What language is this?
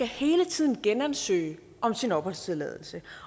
Danish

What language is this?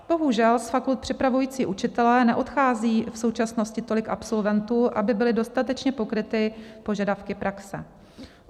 Czech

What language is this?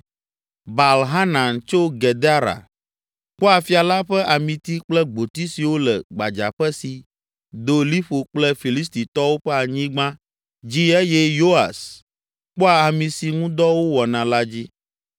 Ewe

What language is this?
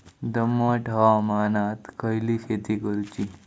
Marathi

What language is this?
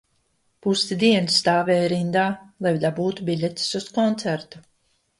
Latvian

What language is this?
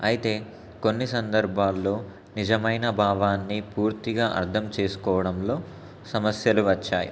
Telugu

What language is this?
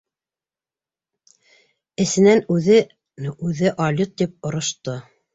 Bashkir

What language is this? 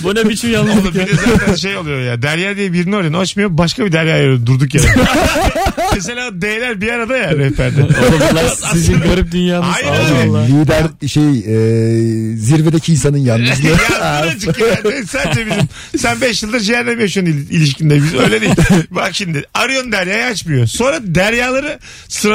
Turkish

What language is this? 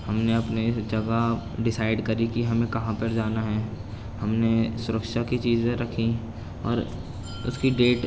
Urdu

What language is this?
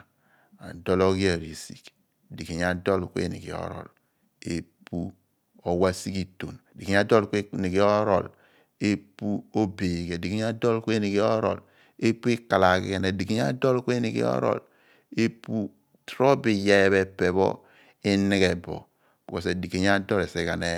Abua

